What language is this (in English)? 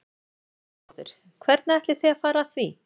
Icelandic